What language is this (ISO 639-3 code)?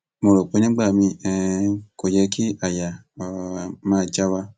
yor